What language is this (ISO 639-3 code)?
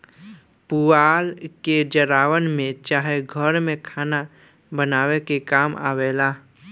bho